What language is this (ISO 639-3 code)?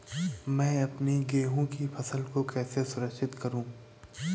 hin